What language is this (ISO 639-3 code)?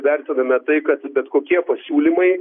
lit